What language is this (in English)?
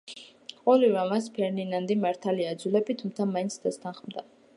Georgian